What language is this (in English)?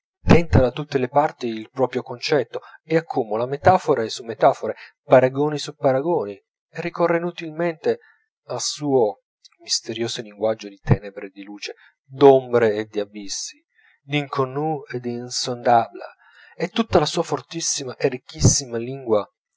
Italian